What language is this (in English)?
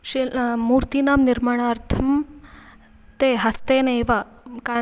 Sanskrit